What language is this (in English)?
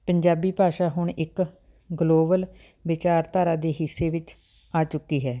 Punjabi